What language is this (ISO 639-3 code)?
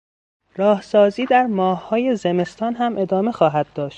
fas